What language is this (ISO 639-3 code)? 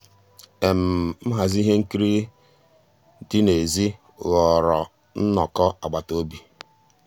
ibo